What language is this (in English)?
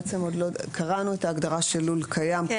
Hebrew